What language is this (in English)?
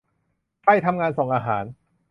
Thai